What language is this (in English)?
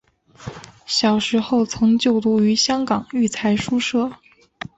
Chinese